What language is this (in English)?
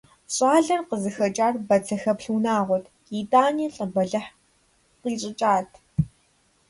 Kabardian